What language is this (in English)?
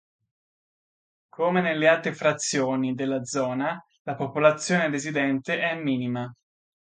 Italian